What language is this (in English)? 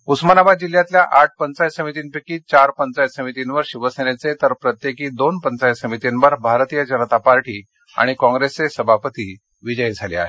Marathi